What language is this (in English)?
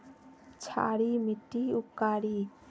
Magahi